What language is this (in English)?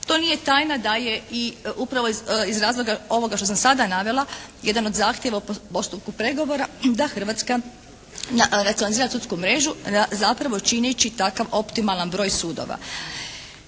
Croatian